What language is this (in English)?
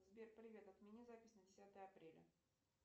Russian